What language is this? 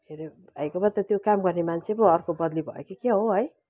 Nepali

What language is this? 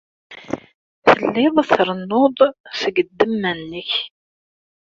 Kabyle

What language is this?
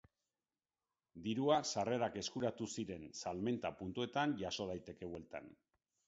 Basque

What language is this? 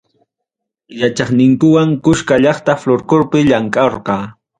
Ayacucho Quechua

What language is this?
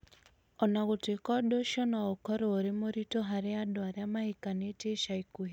Kikuyu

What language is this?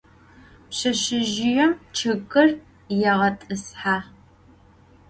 Adyghe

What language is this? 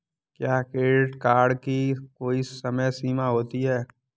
Hindi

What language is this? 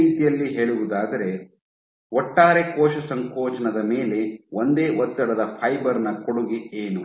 Kannada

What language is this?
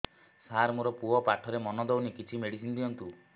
Odia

